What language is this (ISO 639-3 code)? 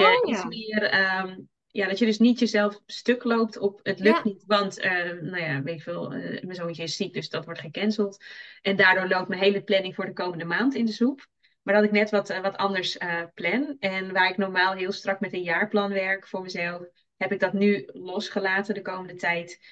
nld